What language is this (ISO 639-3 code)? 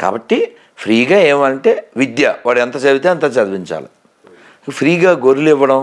tel